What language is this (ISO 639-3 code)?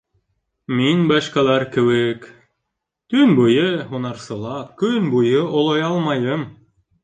bak